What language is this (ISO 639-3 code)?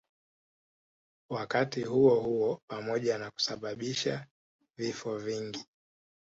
swa